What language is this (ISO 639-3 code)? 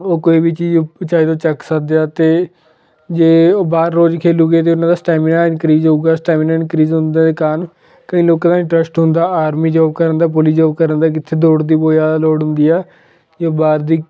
pan